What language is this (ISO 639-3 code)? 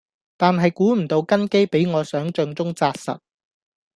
yue